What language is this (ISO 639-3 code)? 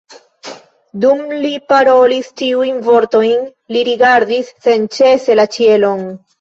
epo